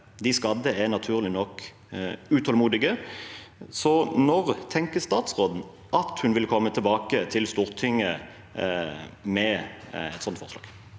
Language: Norwegian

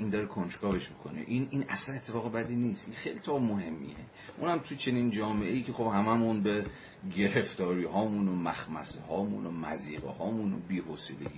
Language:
Persian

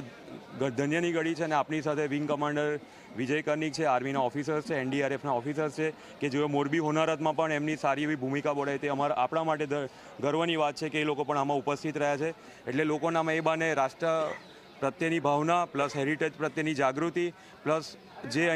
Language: Hindi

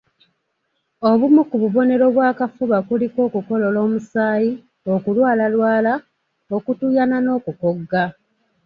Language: Ganda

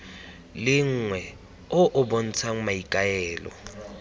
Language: Tswana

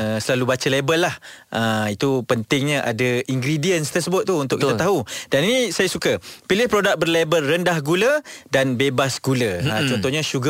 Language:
Malay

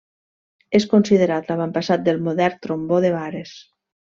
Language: Catalan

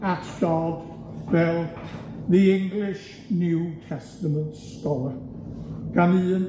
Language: Welsh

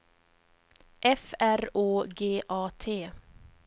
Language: Swedish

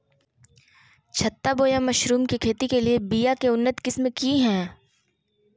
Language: Magahi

